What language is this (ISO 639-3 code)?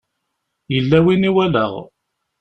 kab